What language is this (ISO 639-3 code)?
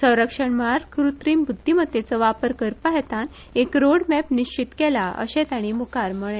kok